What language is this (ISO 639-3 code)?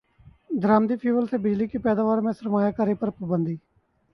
urd